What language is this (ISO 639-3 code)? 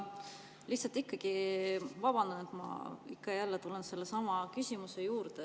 est